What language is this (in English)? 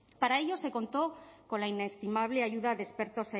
Spanish